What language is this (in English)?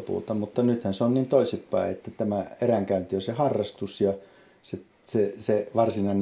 Finnish